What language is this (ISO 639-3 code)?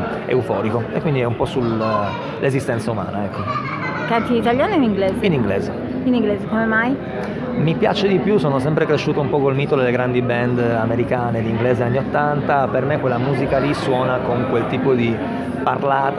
ita